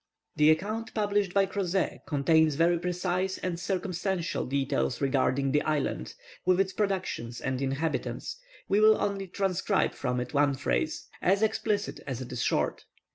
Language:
English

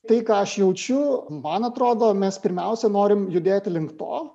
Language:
Lithuanian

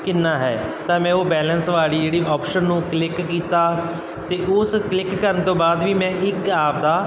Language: Punjabi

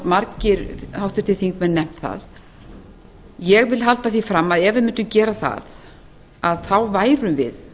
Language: Icelandic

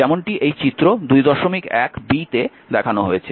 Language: Bangla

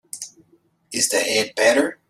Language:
English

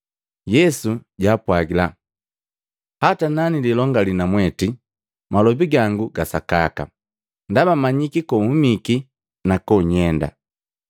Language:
Matengo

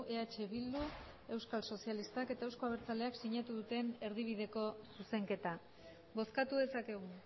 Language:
Basque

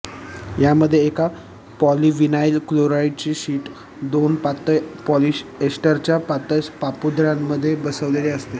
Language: Marathi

